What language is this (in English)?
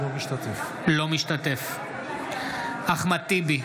Hebrew